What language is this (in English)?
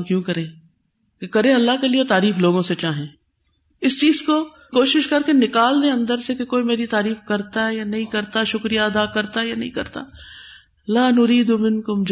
Urdu